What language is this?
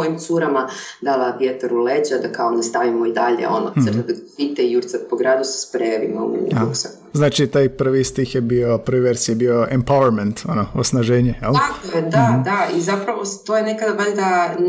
Croatian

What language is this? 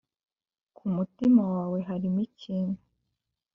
Kinyarwanda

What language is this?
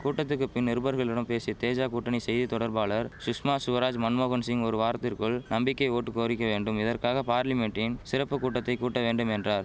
Tamil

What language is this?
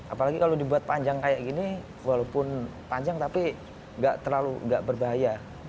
Indonesian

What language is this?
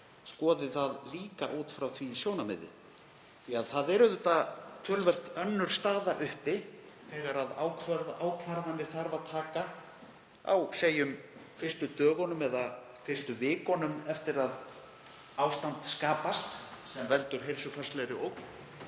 Icelandic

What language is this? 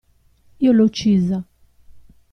Italian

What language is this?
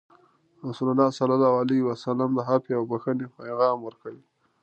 Pashto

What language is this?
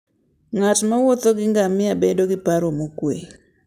Luo (Kenya and Tanzania)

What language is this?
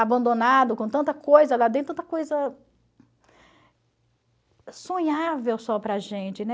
Portuguese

